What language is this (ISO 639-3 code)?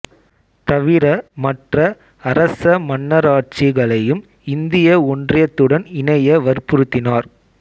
tam